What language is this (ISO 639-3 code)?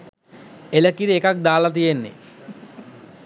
sin